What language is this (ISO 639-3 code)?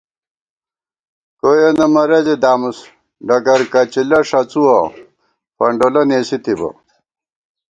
gwt